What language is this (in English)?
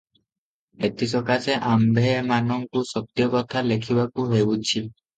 Odia